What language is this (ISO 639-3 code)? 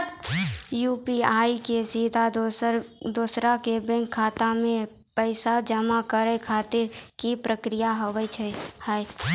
mai